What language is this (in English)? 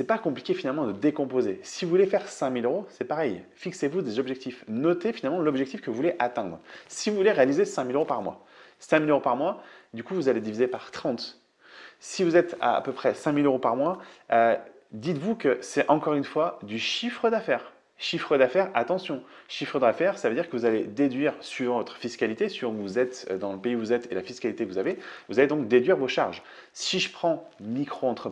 French